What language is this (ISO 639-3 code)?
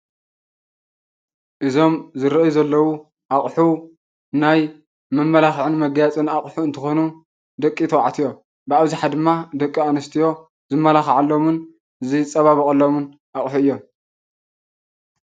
tir